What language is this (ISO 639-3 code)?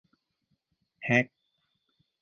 tha